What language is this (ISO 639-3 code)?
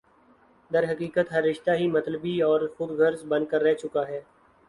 urd